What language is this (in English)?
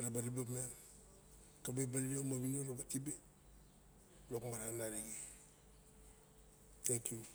Barok